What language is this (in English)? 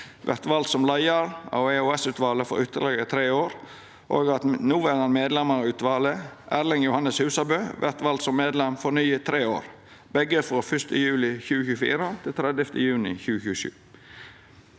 Norwegian